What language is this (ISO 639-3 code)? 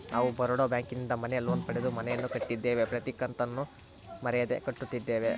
kan